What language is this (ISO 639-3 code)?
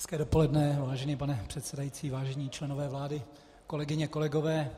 ces